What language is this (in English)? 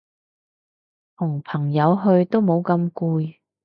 Cantonese